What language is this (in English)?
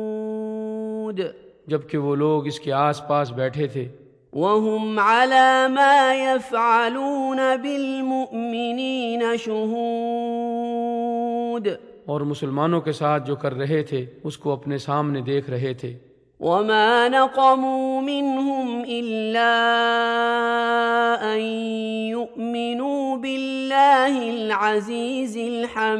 Urdu